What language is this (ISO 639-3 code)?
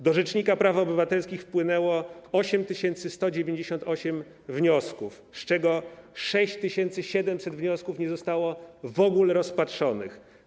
pol